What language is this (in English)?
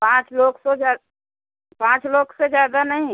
Hindi